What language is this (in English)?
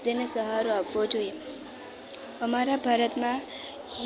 Gujarati